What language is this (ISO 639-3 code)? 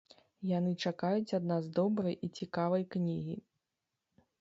bel